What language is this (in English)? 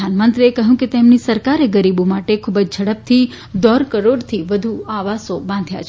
Gujarati